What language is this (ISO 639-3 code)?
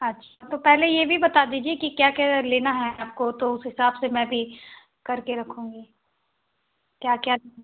hin